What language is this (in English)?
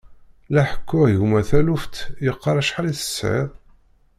Kabyle